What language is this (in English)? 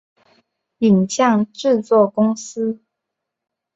Chinese